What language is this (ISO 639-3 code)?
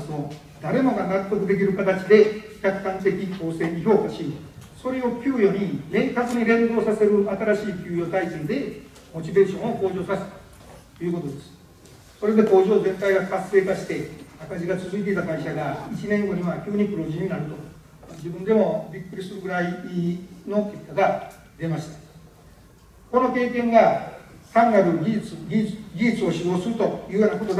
jpn